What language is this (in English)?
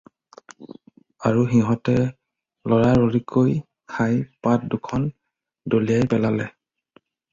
Assamese